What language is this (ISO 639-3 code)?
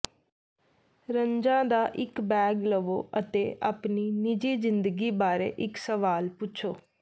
pan